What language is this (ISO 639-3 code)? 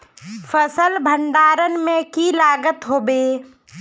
mag